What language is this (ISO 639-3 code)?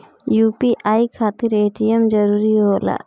bho